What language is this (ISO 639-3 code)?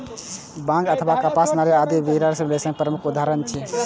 mai